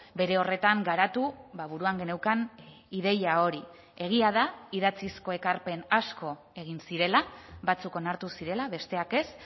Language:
Basque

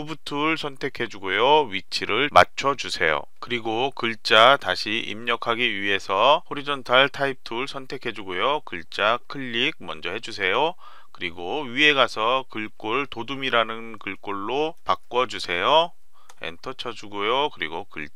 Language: Korean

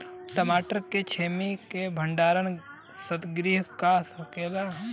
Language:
Bhojpuri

